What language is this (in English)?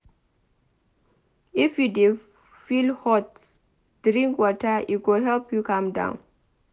Nigerian Pidgin